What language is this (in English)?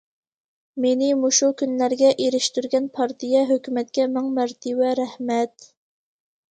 Uyghur